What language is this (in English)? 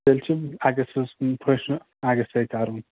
Kashmiri